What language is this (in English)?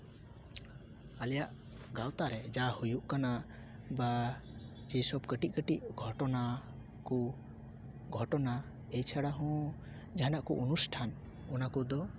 Santali